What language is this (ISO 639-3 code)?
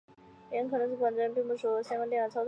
zho